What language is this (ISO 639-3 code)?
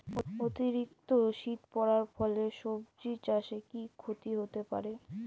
ben